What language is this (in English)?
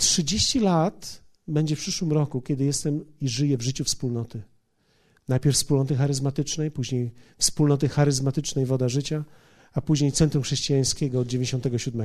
Polish